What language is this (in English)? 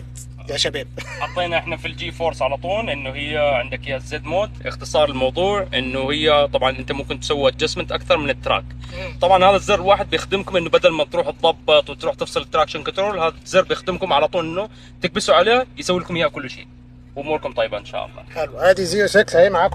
Arabic